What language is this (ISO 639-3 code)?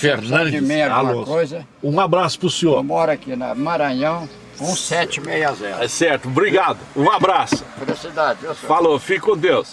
por